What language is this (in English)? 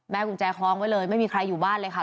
Thai